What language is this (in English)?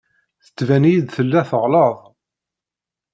Kabyle